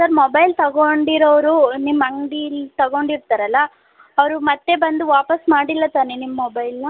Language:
Kannada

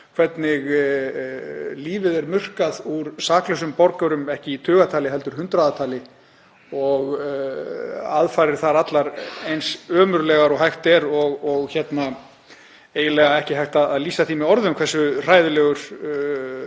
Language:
Icelandic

